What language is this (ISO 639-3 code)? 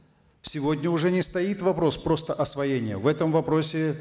kaz